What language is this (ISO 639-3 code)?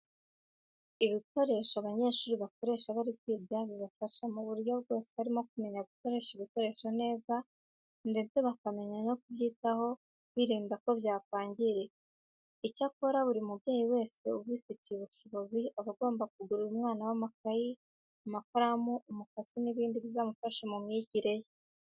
kin